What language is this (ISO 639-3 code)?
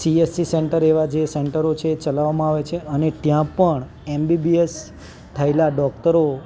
guj